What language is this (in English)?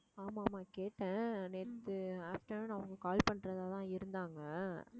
Tamil